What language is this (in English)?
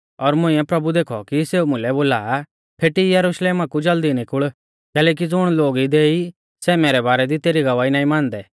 Mahasu Pahari